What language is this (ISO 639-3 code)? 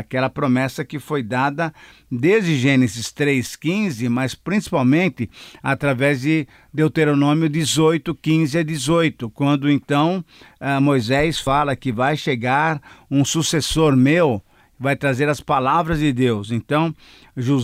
por